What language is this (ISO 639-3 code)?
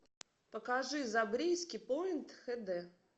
rus